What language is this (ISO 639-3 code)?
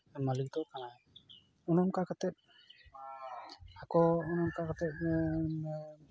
sat